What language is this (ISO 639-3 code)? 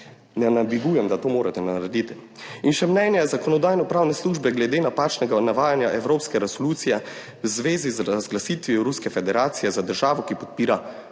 slv